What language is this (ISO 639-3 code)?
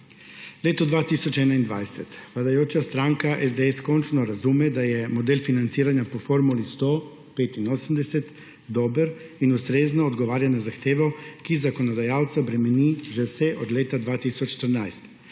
slv